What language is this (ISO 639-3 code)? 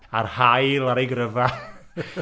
cym